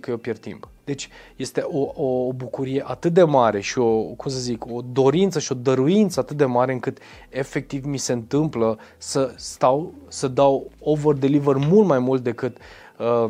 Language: Romanian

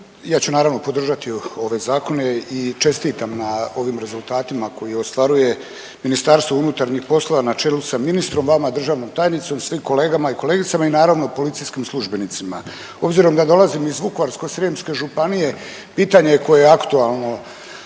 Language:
Croatian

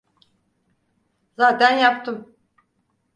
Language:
Turkish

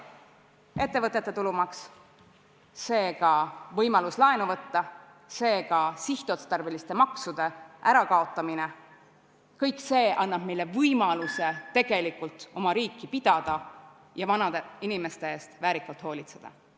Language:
Estonian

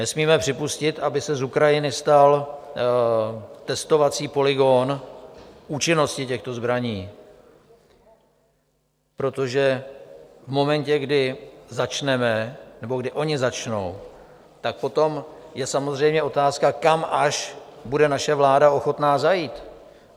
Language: Czech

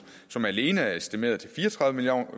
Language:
Danish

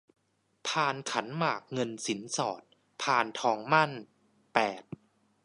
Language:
Thai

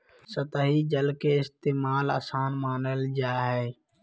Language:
Magahi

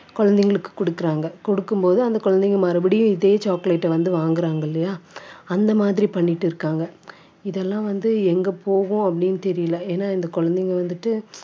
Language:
Tamil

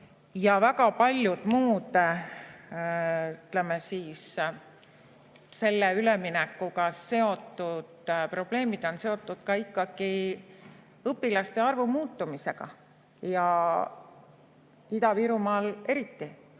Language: Estonian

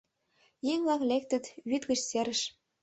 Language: Mari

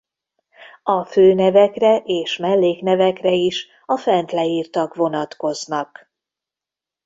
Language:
Hungarian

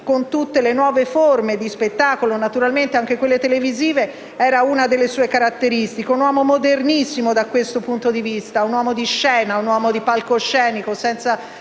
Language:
Italian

